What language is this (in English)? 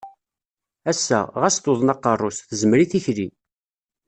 Kabyle